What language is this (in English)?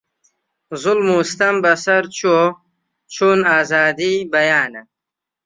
Central Kurdish